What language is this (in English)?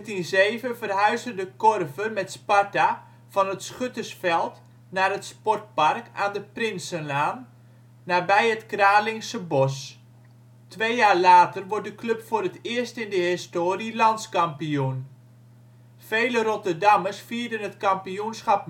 Dutch